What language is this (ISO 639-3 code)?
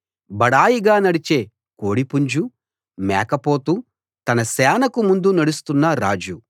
tel